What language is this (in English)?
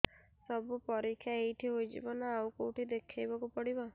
Odia